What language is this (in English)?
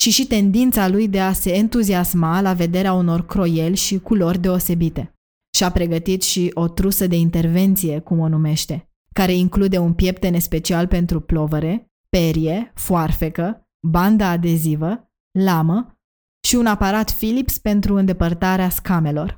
Romanian